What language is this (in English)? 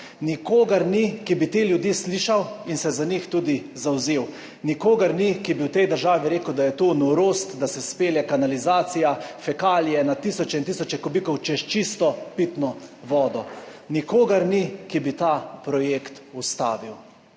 Slovenian